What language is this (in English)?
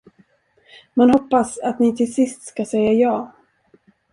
Swedish